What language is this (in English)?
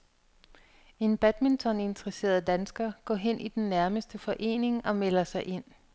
Danish